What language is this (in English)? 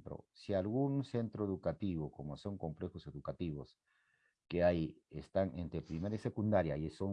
Spanish